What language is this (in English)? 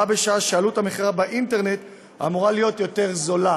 Hebrew